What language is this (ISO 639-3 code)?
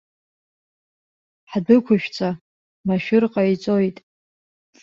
abk